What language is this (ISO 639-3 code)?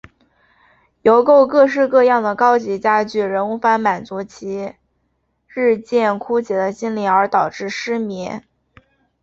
zho